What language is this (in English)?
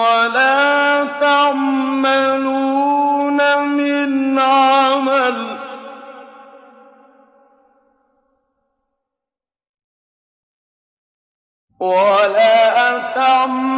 Arabic